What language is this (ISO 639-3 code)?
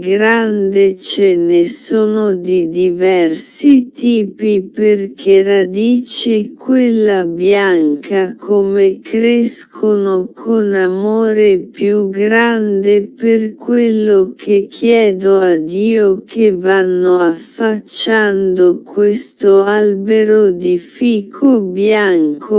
ita